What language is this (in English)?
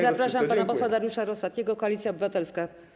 Polish